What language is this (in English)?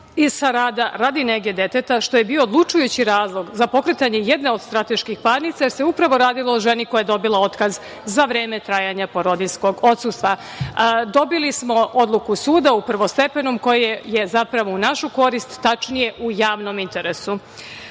Serbian